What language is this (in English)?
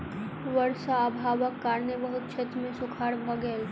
Maithili